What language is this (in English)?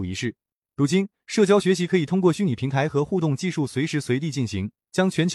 Chinese